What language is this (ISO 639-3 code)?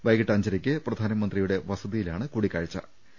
mal